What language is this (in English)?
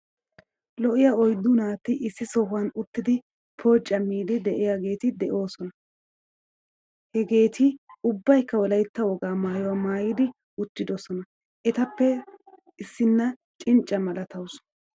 Wolaytta